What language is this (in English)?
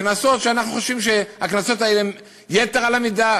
Hebrew